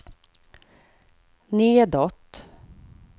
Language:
Swedish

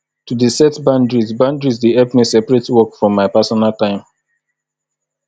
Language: Nigerian Pidgin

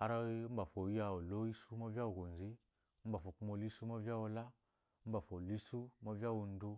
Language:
Eloyi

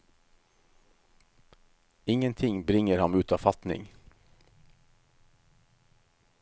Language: Norwegian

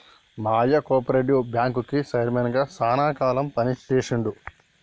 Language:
Telugu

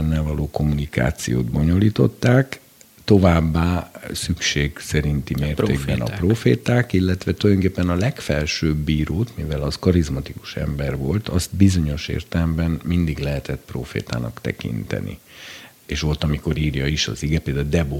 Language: Hungarian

